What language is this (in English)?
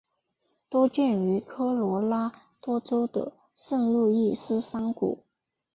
Chinese